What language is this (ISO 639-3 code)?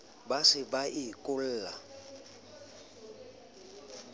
sot